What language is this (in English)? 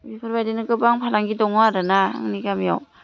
Bodo